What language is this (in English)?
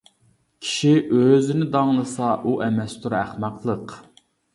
Uyghur